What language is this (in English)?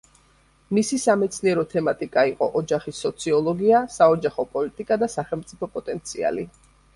Georgian